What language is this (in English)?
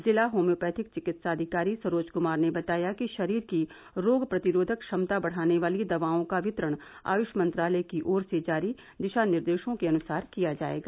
Hindi